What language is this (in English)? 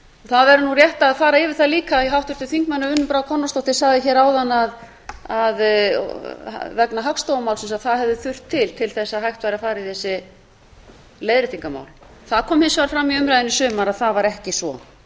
Icelandic